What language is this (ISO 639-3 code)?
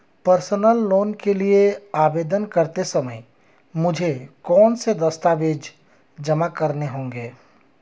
hin